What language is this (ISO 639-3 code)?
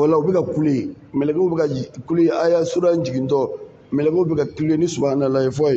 ara